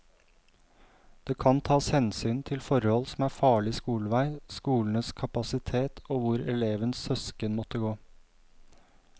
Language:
Norwegian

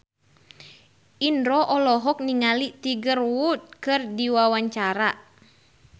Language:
Sundanese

